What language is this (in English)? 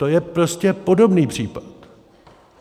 Czech